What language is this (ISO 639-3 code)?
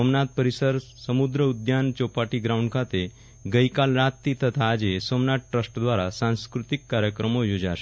guj